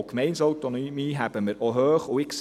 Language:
Swiss German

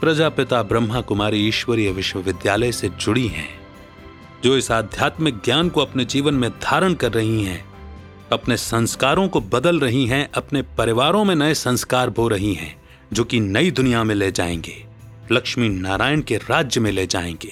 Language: Hindi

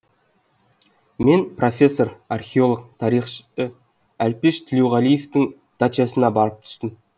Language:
Kazakh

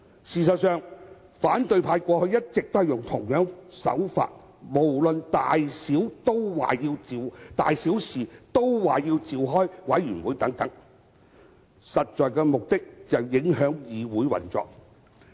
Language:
Cantonese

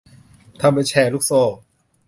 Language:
Thai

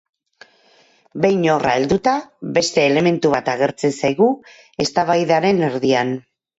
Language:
Basque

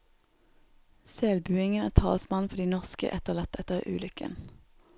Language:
Norwegian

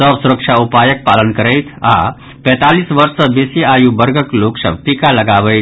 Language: Maithili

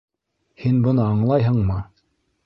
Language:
Bashkir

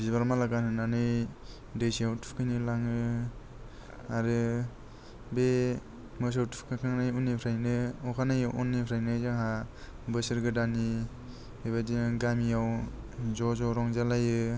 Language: Bodo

